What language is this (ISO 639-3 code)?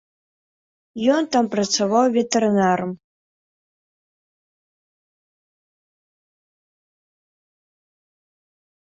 bel